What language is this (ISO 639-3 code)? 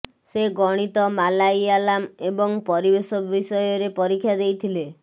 ori